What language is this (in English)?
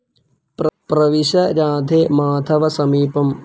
Malayalam